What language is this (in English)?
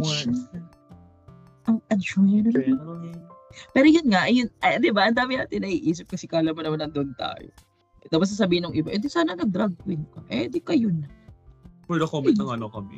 Filipino